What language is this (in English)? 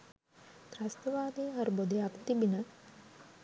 Sinhala